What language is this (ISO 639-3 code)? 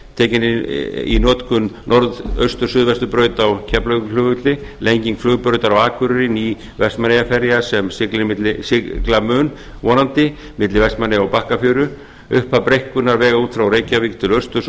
isl